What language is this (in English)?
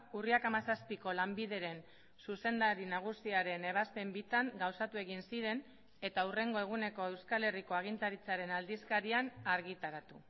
Basque